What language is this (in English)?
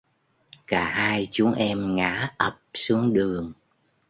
Vietnamese